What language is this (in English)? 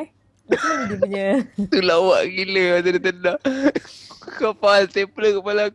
Malay